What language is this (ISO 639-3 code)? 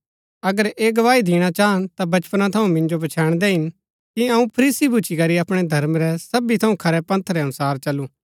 gbk